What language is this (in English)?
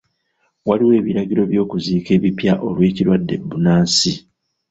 Ganda